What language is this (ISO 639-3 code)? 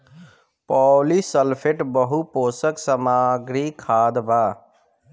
bho